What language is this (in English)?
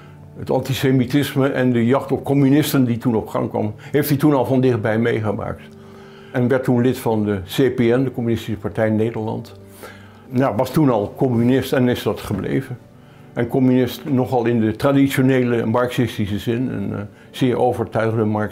Dutch